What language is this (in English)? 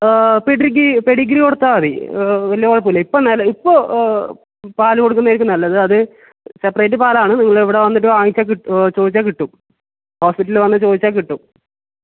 Malayalam